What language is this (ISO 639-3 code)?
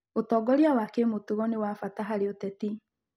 kik